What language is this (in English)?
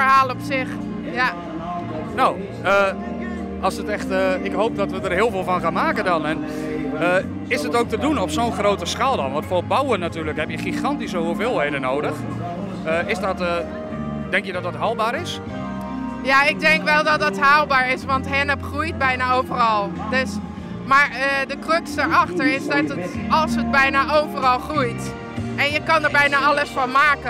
Dutch